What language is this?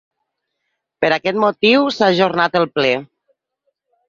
Catalan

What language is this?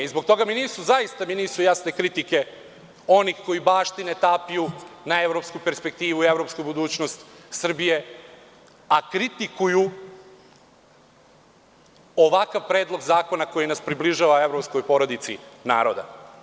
Serbian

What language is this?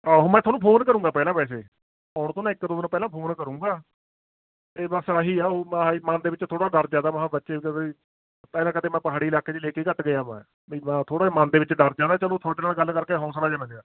Punjabi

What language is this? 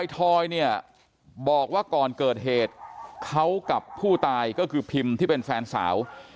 Thai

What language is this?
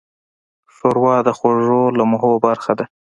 Pashto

